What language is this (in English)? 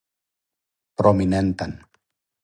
Serbian